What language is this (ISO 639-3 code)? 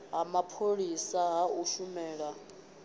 ven